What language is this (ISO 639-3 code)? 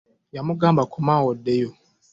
lug